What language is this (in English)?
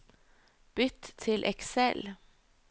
Norwegian